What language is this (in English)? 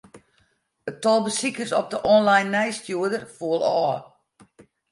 Western Frisian